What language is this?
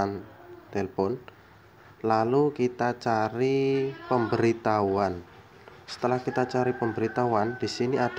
Indonesian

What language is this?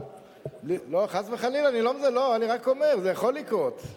Hebrew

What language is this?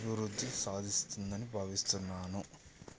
Telugu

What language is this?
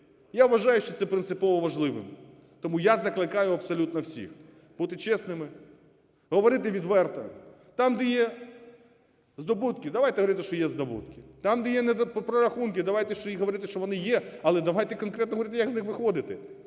Ukrainian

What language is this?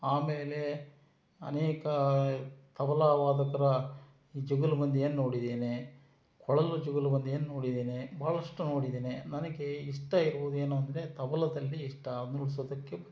Kannada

